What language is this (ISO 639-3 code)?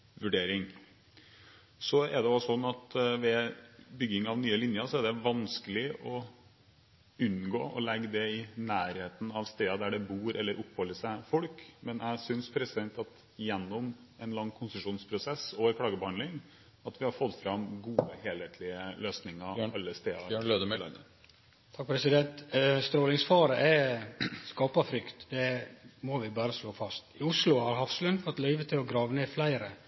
nor